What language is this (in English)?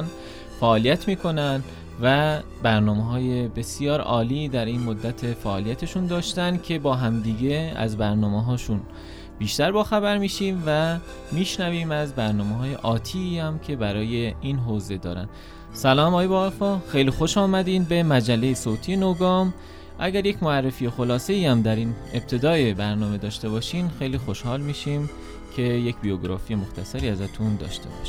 Persian